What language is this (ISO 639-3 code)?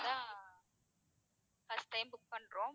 tam